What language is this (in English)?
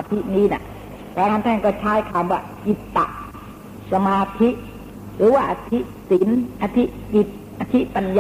Thai